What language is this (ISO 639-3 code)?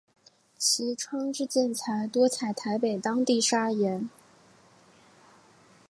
zho